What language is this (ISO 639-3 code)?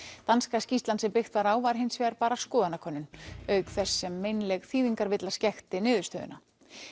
isl